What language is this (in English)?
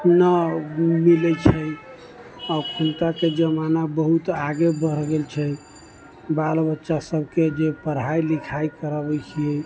Maithili